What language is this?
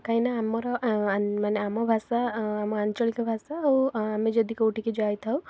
Odia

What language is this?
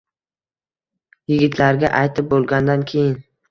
Uzbek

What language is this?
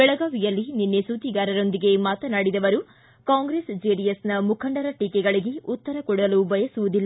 Kannada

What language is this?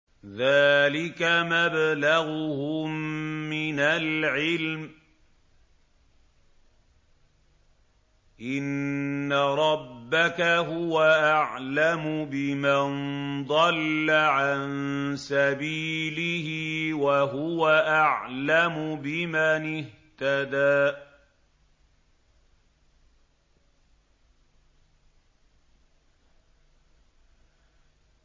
Arabic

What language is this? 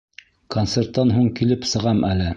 Bashkir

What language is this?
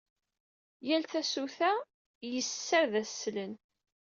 Kabyle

